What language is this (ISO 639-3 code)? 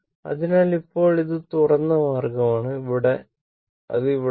mal